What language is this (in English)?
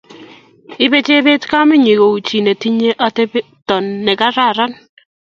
Kalenjin